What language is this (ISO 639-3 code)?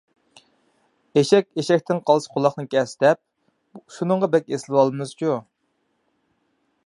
uig